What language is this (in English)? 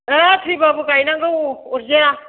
Bodo